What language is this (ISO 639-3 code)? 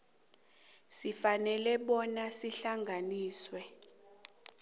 nbl